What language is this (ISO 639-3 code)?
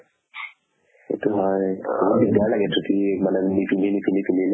asm